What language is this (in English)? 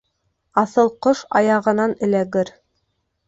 Bashkir